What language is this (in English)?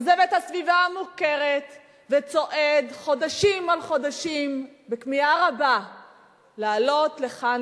Hebrew